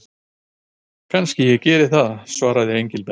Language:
Icelandic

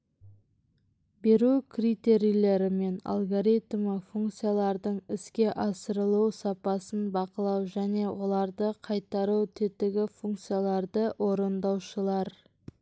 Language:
Kazakh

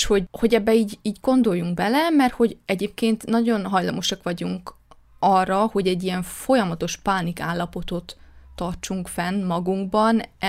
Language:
Hungarian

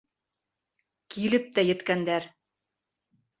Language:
Bashkir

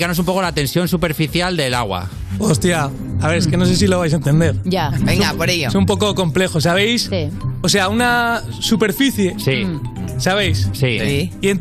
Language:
Spanish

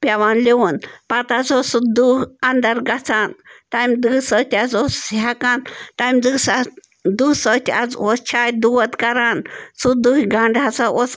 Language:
Kashmiri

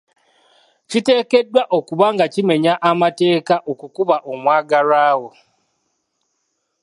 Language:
Ganda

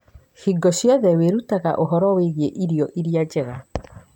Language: Kikuyu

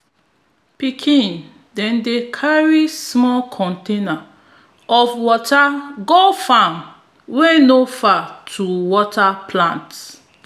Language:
Nigerian Pidgin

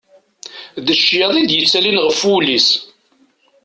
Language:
Kabyle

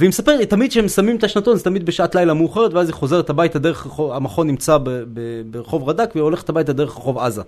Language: Hebrew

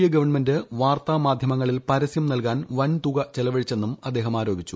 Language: Malayalam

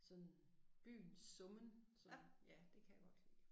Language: Danish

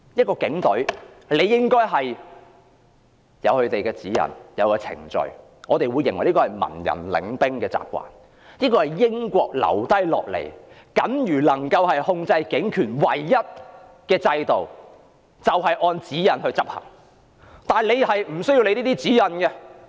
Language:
Cantonese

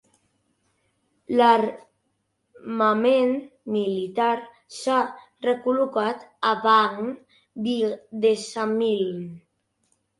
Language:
Catalan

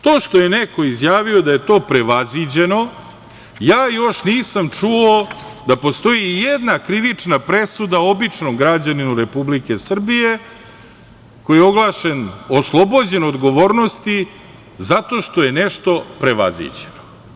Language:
Serbian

